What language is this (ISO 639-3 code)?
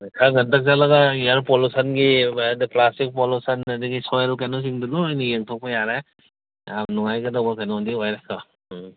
mni